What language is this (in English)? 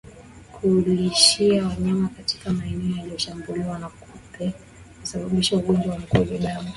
Swahili